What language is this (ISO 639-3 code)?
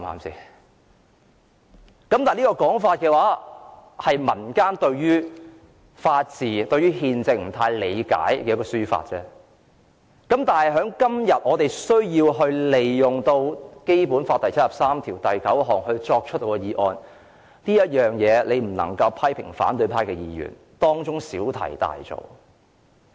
yue